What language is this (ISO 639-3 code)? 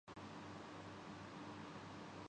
urd